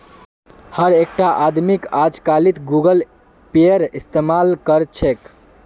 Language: Magahi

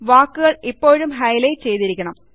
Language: Malayalam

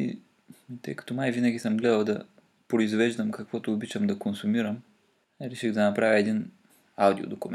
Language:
Bulgarian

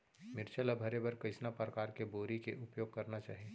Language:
Chhattisgarhi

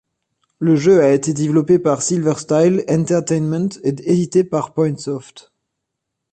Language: French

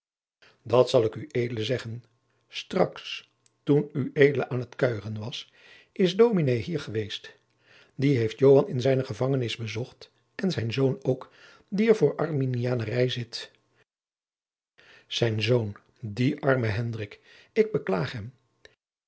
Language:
Dutch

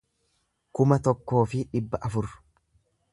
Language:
Oromo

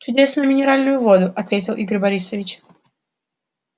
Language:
Russian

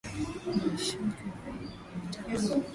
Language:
Swahili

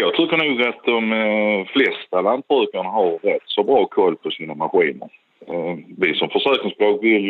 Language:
Swedish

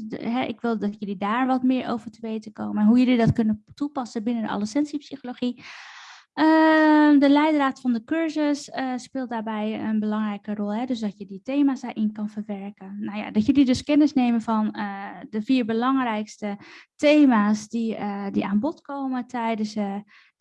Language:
Dutch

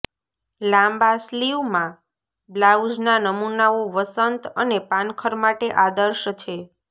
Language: Gujarati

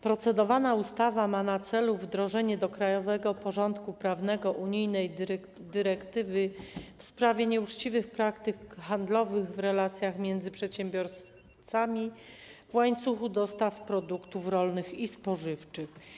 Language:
Polish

